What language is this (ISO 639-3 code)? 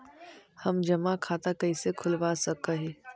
mag